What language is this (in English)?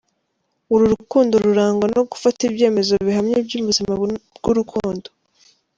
Kinyarwanda